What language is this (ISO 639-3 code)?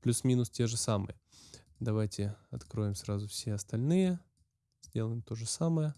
rus